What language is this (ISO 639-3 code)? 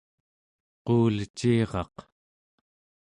esu